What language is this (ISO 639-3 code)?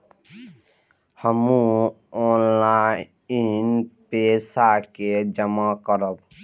mai